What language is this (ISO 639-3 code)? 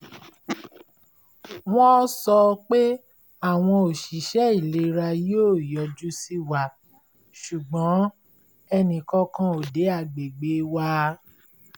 yor